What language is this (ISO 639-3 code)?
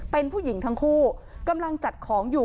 tha